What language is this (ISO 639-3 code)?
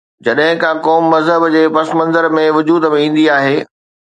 snd